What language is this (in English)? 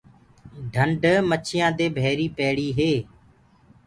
Gurgula